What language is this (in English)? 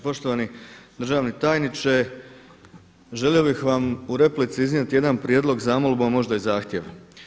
Croatian